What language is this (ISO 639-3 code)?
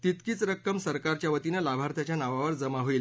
mar